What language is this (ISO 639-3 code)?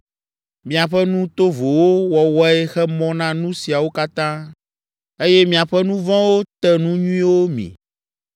ewe